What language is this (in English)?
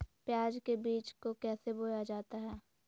Magahi